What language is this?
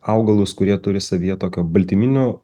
Lithuanian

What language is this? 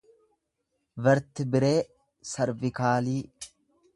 Oromo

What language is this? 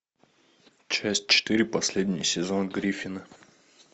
Russian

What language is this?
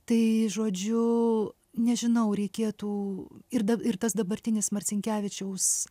Lithuanian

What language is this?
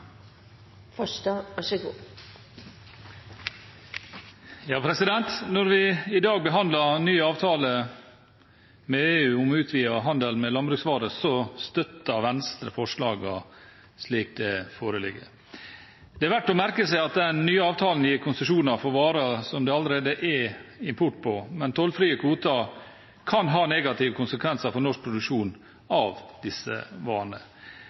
Norwegian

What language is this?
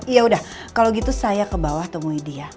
Indonesian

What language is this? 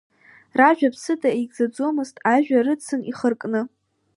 Abkhazian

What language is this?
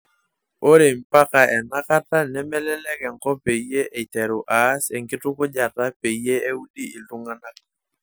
Masai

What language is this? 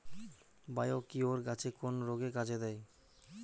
Bangla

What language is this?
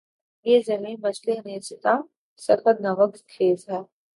Urdu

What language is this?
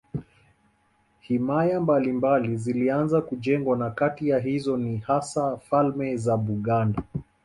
Swahili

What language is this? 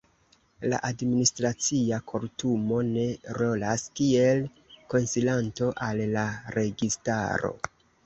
Esperanto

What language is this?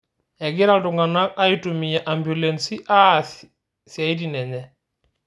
Masai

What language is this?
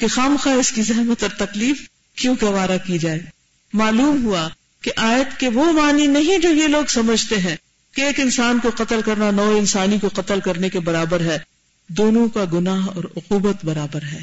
Urdu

